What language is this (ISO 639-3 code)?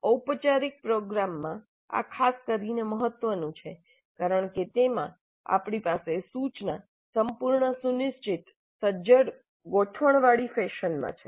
guj